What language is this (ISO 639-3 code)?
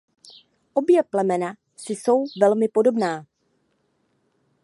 ces